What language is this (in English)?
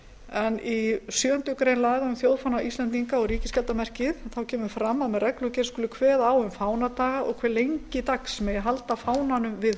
Icelandic